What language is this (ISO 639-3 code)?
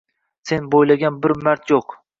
uzb